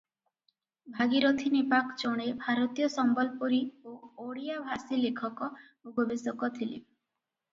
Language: Odia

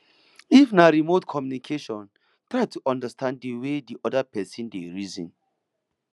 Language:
Nigerian Pidgin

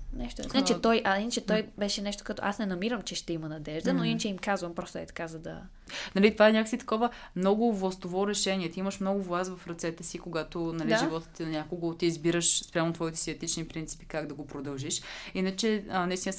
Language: Bulgarian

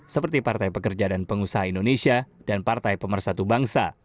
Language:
Indonesian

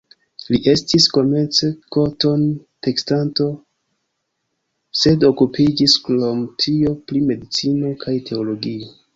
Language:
Esperanto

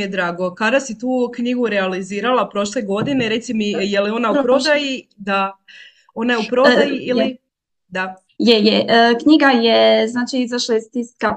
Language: Croatian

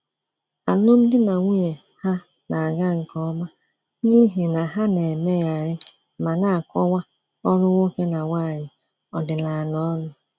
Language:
Igbo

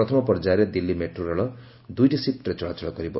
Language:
Odia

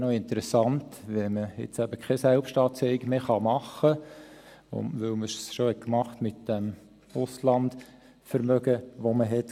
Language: Swiss German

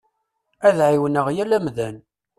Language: Kabyle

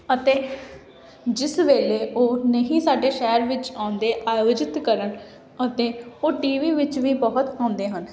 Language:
Punjabi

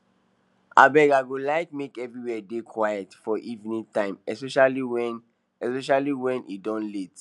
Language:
Nigerian Pidgin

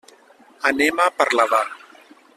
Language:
Catalan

